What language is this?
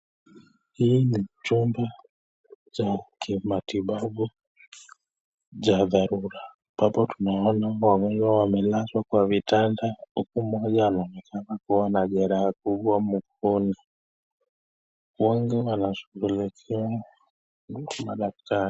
Swahili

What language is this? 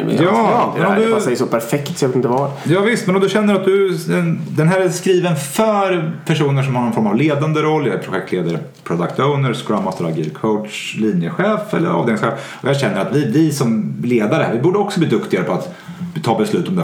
Swedish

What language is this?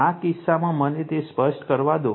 Gujarati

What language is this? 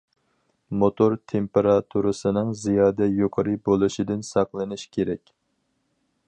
Uyghur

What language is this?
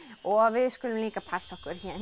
Icelandic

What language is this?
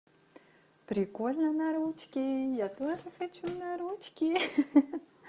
Russian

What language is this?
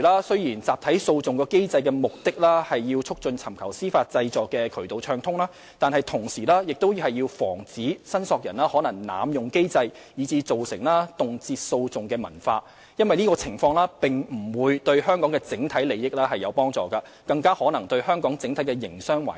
Cantonese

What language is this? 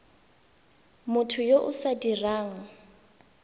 Tswana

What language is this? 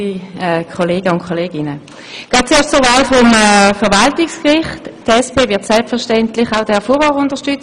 Swiss German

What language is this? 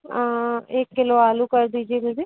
Hindi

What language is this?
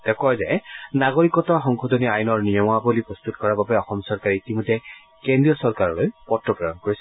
Assamese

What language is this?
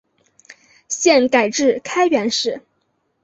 Chinese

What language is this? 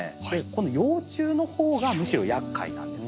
Japanese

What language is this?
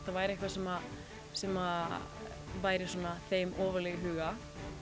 Icelandic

